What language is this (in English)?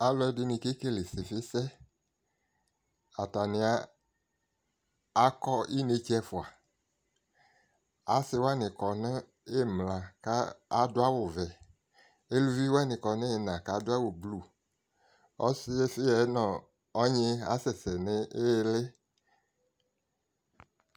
Ikposo